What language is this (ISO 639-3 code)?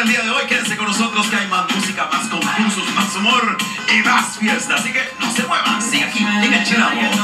spa